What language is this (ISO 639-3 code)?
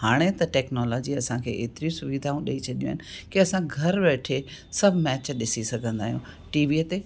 snd